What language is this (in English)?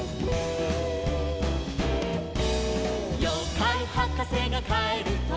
Japanese